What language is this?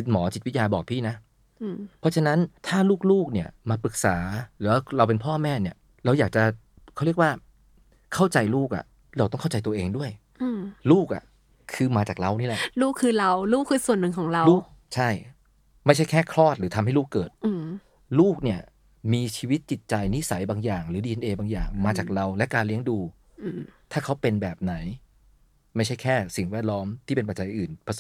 Thai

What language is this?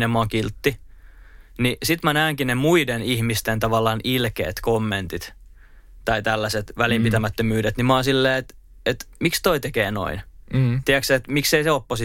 Finnish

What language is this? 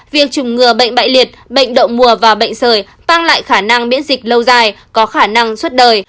Vietnamese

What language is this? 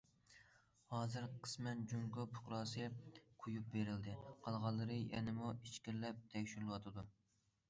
Uyghur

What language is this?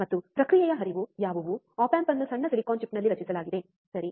Kannada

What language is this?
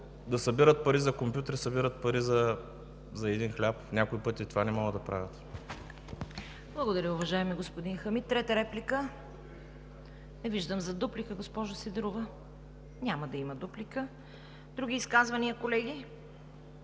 Bulgarian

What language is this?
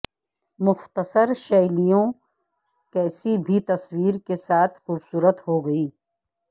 Urdu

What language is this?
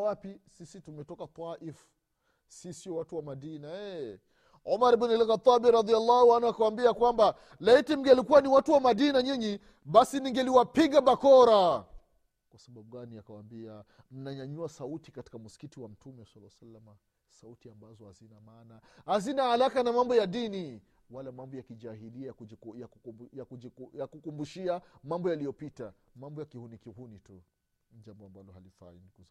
Swahili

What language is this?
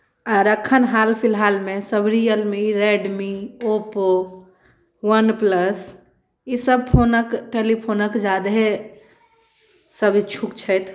Maithili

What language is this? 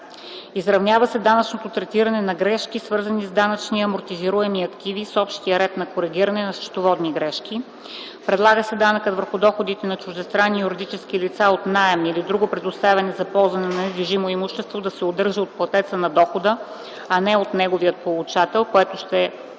Bulgarian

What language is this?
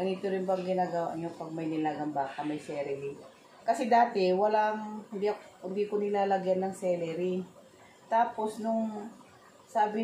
Filipino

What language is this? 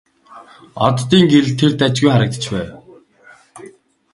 Mongolian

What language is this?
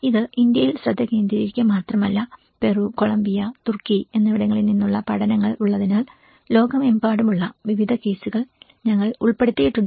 Malayalam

